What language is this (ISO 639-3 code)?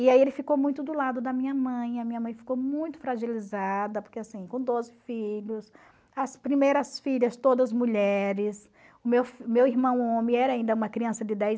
por